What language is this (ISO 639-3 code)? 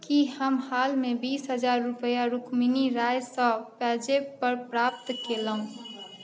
mai